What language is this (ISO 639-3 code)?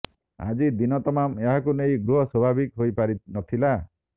ori